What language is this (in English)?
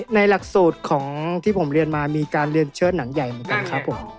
Thai